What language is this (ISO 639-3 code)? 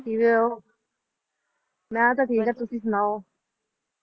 pan